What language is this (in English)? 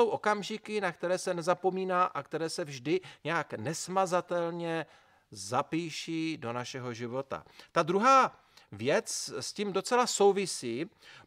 Czech